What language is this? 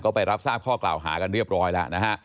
Thai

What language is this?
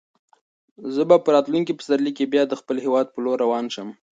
Pashto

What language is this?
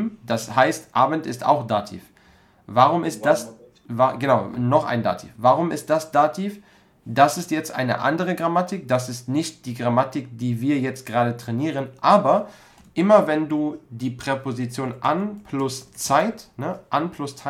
German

